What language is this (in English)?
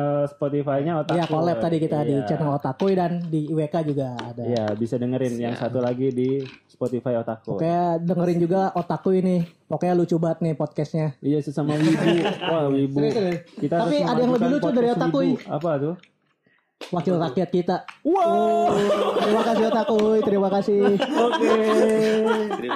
Indonesian